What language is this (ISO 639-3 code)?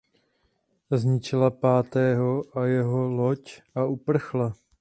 ces